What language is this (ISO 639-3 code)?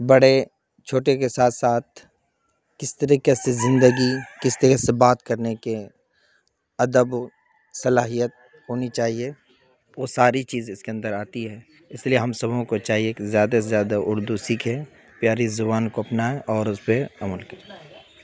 urd